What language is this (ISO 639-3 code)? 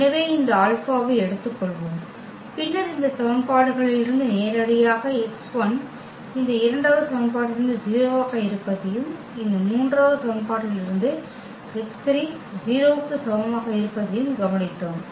tam